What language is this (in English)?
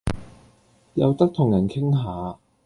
Cantonese